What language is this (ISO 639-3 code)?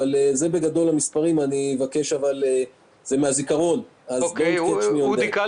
heb